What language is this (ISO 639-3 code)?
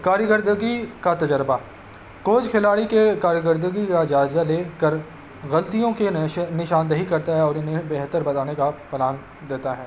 urd